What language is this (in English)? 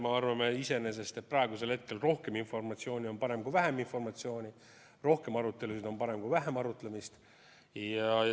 Estonian